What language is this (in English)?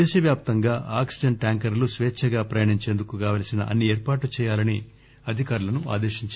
Telugu